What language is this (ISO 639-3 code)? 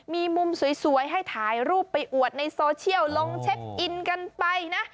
tha